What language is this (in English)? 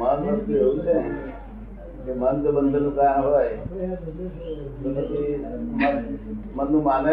Gujarati